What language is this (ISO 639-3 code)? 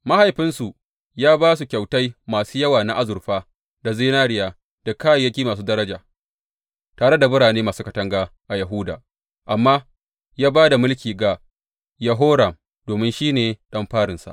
hau